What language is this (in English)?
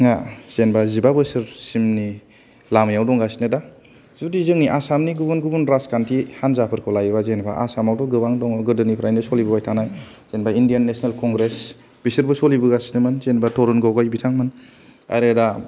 Bodo